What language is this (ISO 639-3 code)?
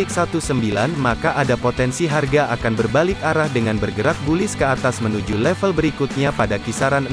ind